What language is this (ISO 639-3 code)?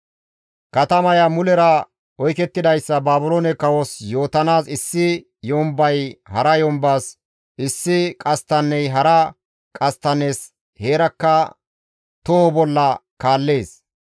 gmv